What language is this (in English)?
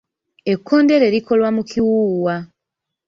Ganda